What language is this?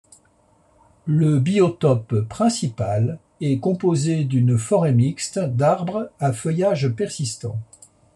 French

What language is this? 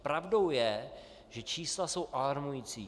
Czech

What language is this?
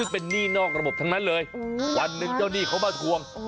Thai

